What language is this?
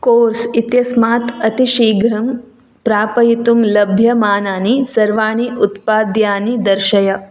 Sanskrit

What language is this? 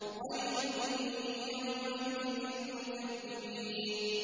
Arabic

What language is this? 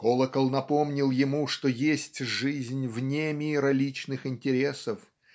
Russian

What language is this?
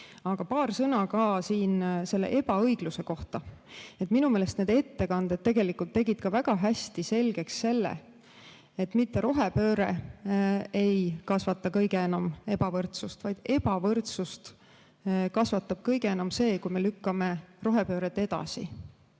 Estonian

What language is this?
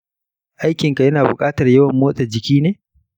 Hausa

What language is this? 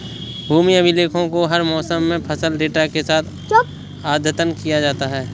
Hindi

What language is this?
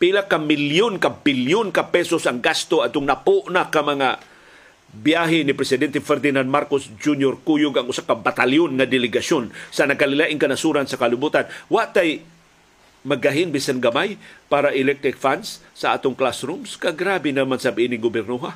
Filipino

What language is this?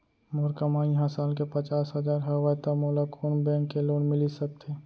Chhattisgarhi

